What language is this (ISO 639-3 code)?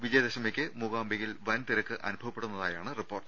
mal